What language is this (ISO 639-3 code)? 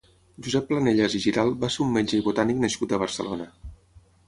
cat